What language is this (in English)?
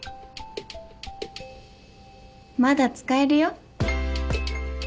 Japanese